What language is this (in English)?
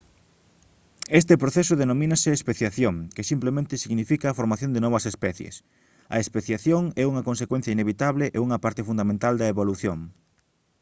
Galician